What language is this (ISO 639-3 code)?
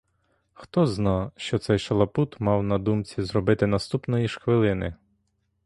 ukr